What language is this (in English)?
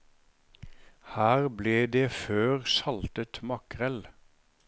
Norwegian